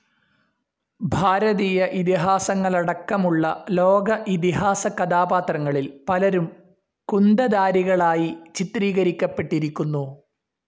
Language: Malayalam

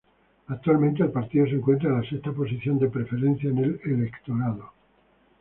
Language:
Spanish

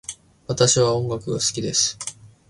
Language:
Japanese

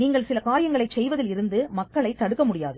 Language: Tamil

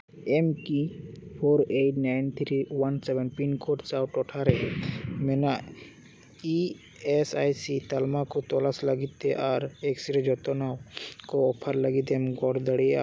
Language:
Santali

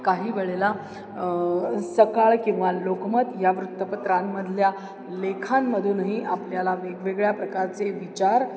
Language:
Marathi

